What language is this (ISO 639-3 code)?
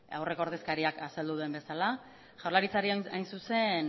eus